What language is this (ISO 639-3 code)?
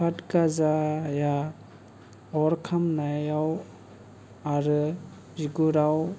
brx